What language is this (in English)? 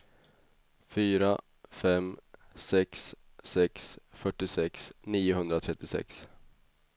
Swedish